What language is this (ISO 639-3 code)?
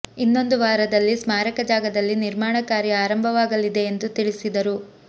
kan